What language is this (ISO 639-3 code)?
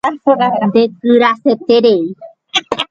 grn